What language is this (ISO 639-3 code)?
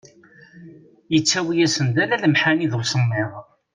kab